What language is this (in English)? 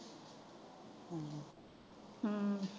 Punjabi